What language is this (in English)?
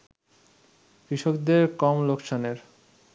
Bangla